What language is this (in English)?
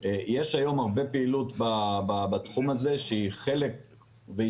Hebrew